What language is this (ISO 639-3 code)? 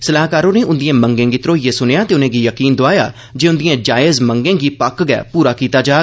doi